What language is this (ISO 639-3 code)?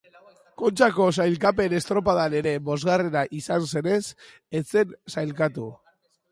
eus